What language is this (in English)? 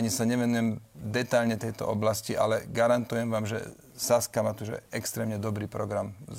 Slovak